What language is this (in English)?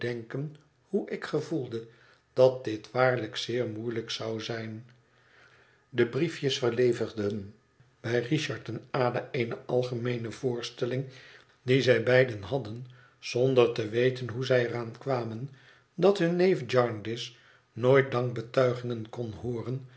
Dutch